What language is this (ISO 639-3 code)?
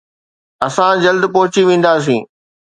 snd